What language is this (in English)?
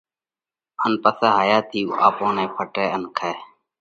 Parkari Koli